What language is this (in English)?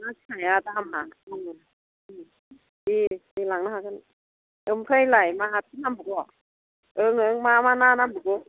Bodo